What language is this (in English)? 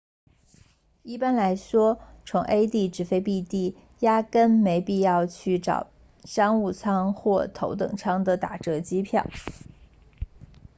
Chinese